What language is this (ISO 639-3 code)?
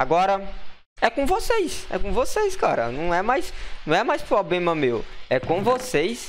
por